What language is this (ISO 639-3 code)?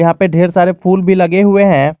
hin